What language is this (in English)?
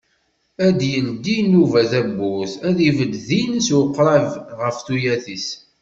Kabyle